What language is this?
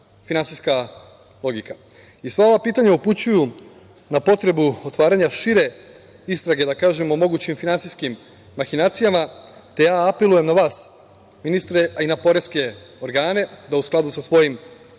Serbian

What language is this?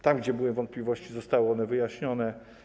Polish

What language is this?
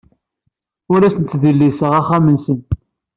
Kabyle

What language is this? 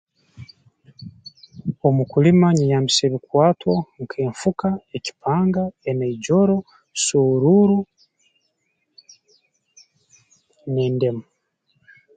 Tooro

